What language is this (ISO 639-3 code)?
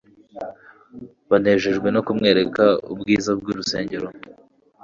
kin